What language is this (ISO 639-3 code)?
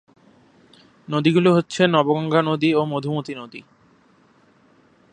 ben